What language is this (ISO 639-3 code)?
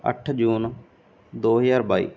pan